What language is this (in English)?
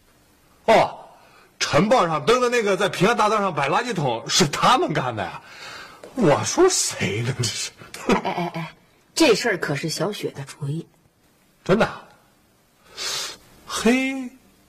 Chinese